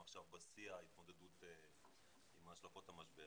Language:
Hebrew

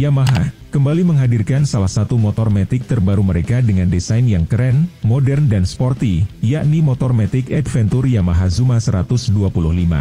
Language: Indonesian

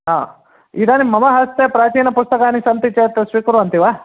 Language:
Sanskrit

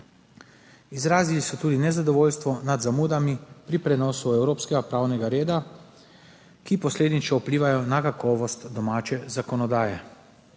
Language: Slovenian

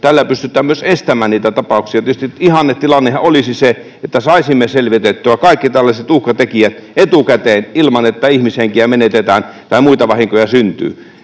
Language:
Finnish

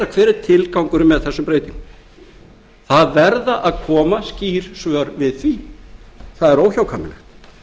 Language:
Icelandic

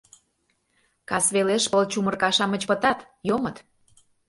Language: Mari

